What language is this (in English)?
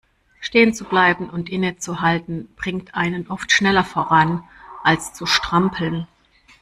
German